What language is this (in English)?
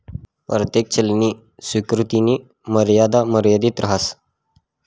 Marathi